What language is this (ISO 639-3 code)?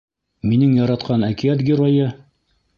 bak